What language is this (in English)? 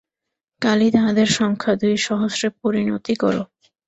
Bangla